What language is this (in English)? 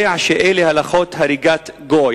Hebrew